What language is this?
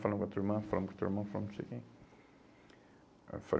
Portuguese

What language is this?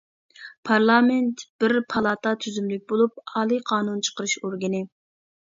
Uyghur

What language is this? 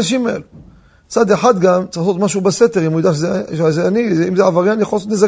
Hebrew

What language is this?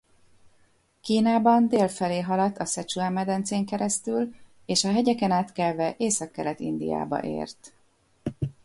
Hungarian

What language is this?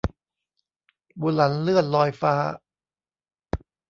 Thai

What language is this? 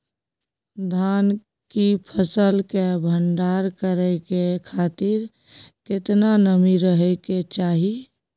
Maithili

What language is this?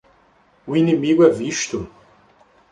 Portuguese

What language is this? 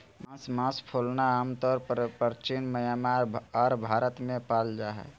Magahi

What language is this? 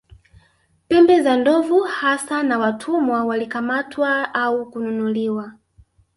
Swahili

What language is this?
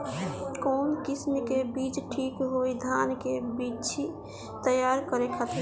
Bhojpuri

